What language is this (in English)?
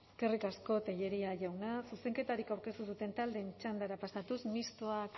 Basque